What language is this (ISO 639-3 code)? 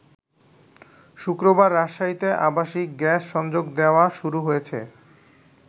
ben